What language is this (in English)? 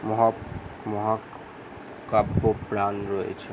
Bangla